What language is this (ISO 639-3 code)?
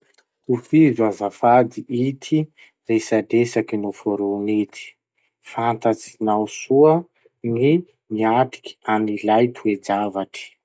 msh